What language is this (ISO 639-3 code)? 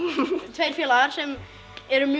isl